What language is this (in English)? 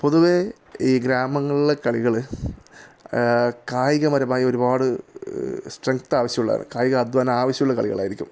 Malayalam